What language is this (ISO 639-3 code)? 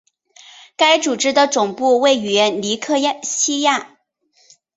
zho